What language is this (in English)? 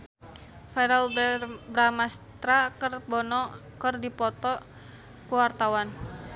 Sundanese